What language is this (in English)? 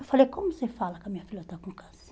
Portuguese